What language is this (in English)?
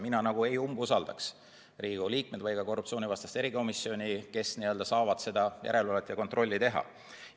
Estonian